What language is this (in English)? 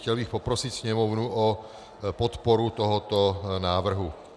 Czech